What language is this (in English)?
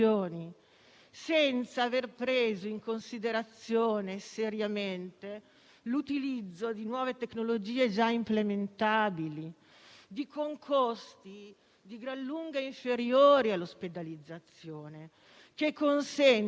Italian